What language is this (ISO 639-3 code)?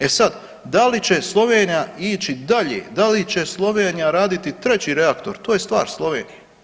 hrv